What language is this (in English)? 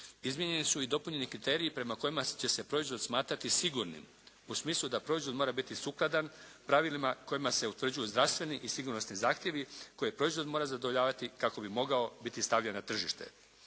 Croatian